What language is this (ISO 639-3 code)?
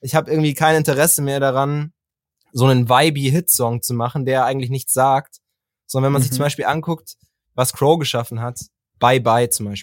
deu